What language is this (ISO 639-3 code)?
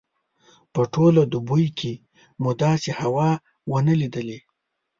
pus